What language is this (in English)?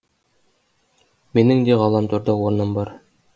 Kazakh